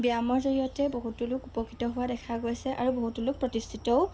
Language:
Assamese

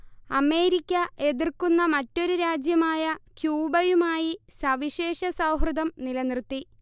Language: Malayalam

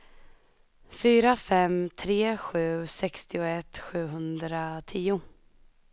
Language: Swedish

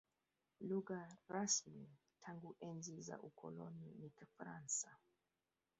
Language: Swahili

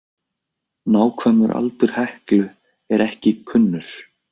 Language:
Icelandic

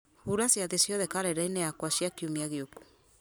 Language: Kikuyu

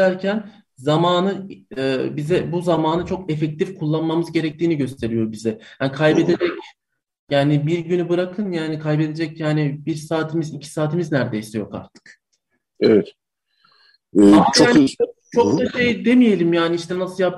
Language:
Turkish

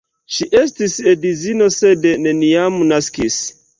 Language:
Esperanto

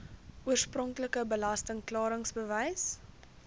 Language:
Afrikaans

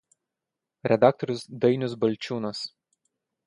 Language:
Lithuanian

